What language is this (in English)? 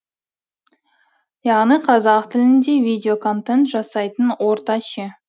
Kazakh